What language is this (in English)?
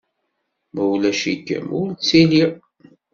Kabyle